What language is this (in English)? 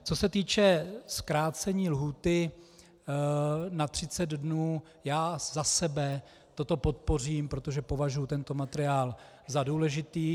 Czech